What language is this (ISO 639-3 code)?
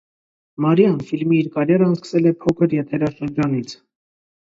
hye